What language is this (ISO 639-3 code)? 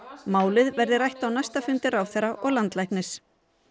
isl